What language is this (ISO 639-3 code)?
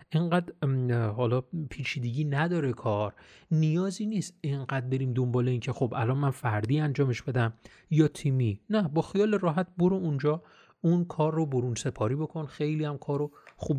fas